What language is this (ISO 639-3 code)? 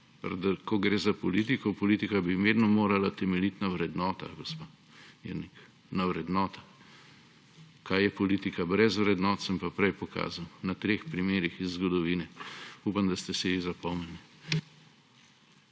slv